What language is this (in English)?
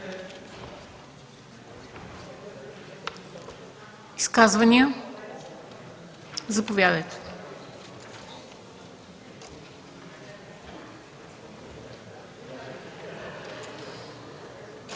Bulgarian